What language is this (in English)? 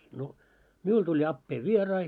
Finnish